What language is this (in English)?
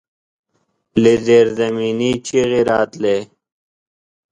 Pashto